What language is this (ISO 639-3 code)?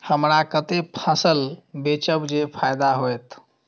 mai